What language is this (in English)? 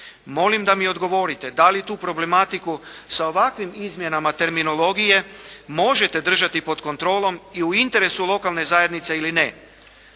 Croatian